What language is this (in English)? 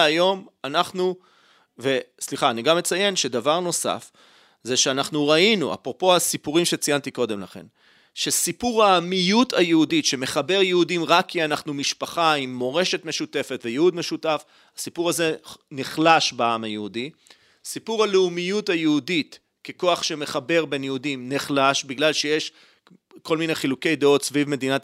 Hebrew